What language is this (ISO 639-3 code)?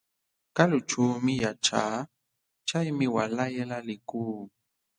qxw